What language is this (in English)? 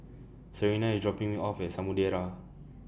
English